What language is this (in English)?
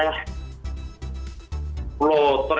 Indonesian